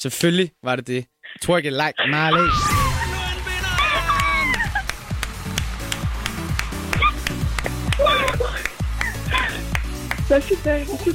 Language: Danish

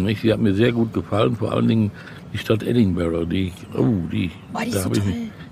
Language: German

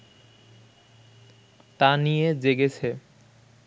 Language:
Bangla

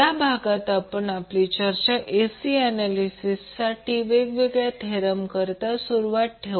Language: Marathi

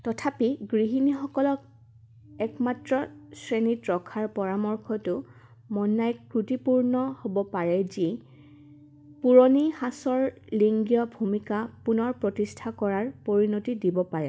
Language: Assamese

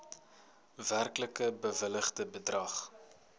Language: Afrikaans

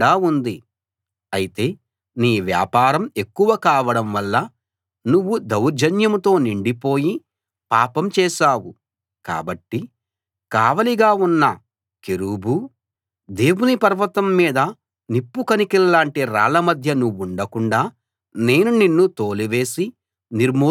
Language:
Telugu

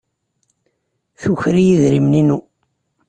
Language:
Kabyle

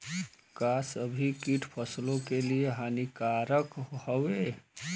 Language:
Bhojpuri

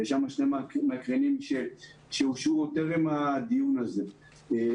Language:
Hebrew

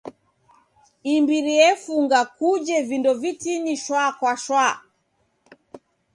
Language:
Taita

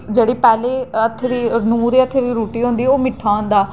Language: Dogri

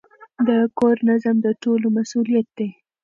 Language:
Pashto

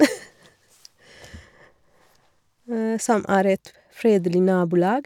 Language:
Norwegian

